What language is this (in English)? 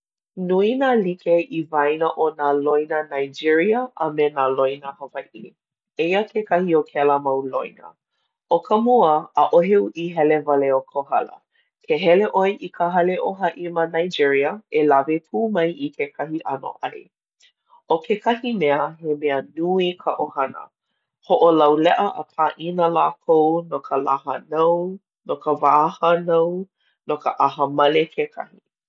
Hawaiian